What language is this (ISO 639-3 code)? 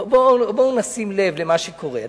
heb